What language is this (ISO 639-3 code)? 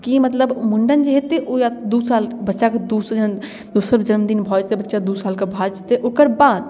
mai